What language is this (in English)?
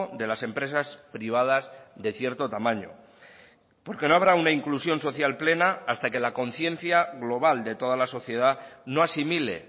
Spanish